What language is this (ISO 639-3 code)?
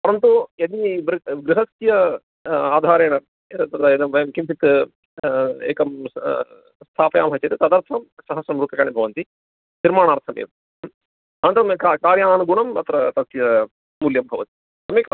san